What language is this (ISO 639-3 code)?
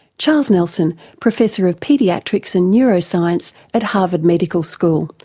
eng